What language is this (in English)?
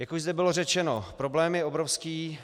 Czech